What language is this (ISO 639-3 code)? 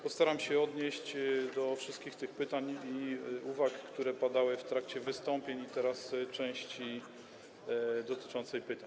pol